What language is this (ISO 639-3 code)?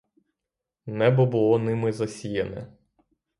ukr